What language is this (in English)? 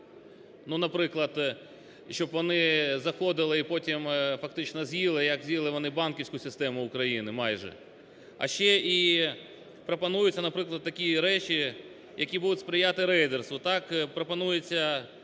Ukrainian